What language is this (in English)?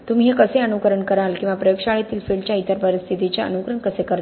Marathi